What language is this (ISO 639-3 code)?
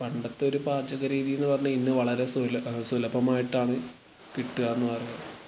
mal